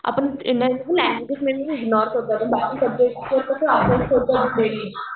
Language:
Marathi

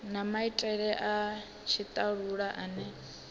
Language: Venda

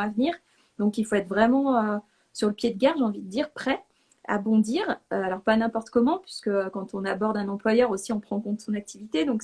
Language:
French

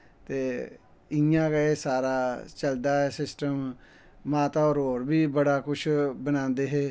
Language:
Dogri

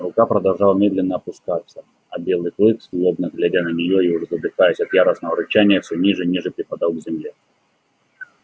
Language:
Russian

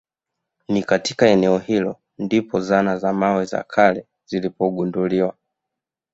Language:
Swahili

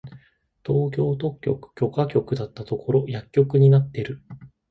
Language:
Japanese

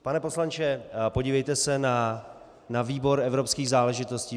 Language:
Czech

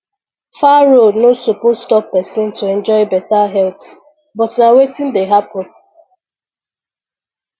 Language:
Nigerian Pidgin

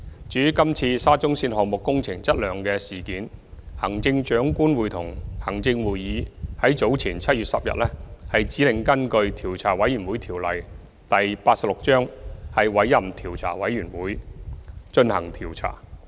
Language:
Cantonese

